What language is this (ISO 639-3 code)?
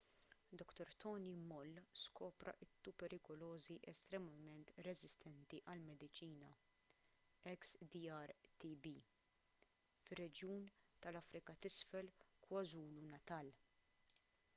mlt